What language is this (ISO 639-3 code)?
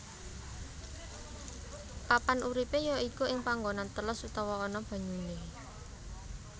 jav